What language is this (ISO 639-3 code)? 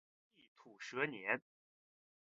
zho